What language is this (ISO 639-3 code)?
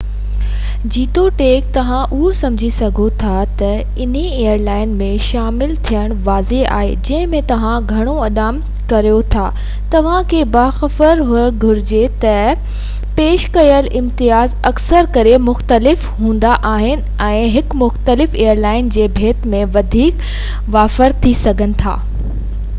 snd